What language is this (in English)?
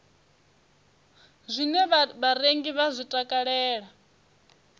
Venda